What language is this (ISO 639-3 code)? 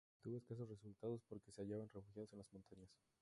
spa